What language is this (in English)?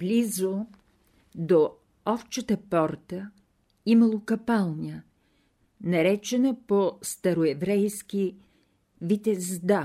Bulgarian